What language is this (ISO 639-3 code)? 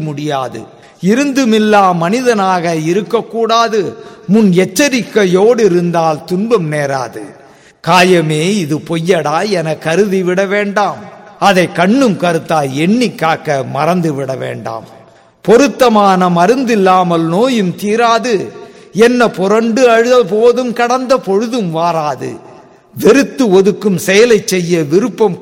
tam